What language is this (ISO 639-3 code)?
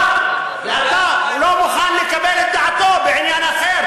heb